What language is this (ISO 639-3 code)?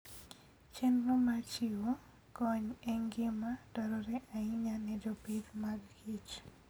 luo